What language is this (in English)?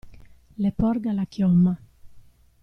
Italian